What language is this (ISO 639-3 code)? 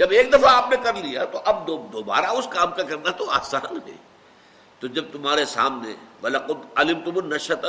urd